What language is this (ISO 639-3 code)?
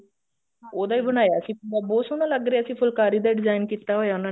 pan